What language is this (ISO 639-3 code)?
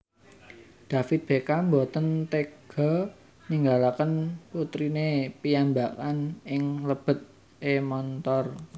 jav